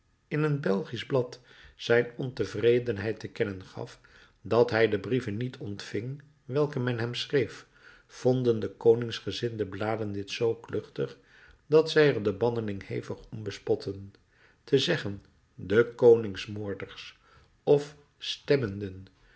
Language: Dutch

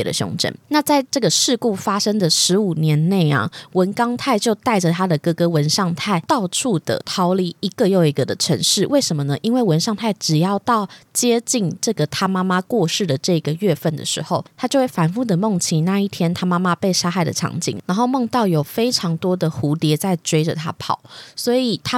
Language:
Chinese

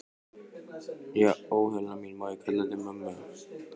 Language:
Icelandic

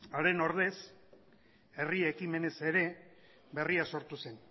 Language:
Basque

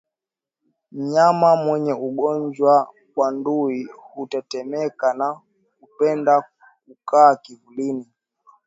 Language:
Swahili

